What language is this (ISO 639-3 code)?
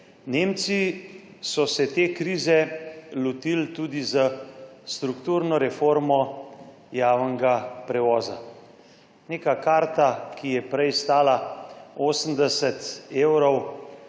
slv